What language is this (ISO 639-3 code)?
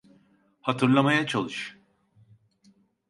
tur